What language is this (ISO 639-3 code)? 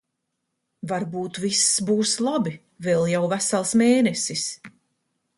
lav